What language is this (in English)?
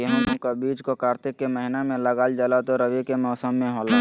Magahi